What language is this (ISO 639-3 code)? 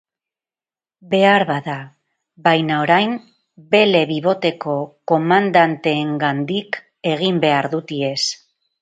eus